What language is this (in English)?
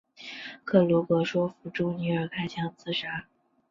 Chinese